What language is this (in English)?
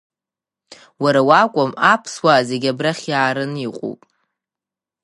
Abkhazian